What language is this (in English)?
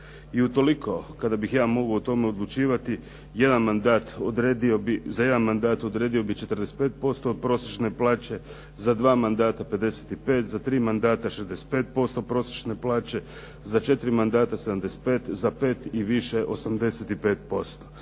Croatian